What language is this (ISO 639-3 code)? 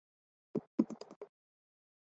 zho